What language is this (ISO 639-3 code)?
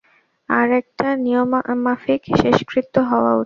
ben